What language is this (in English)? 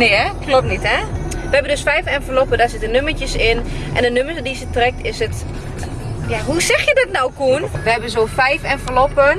Dutch